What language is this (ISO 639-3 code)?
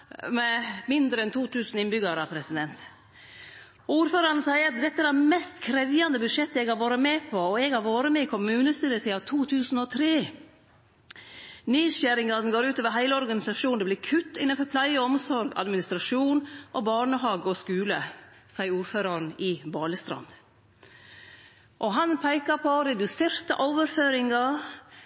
nno